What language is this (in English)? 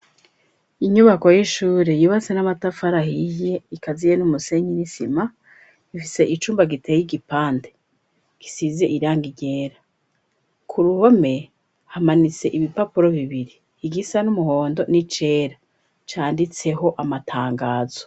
Rundi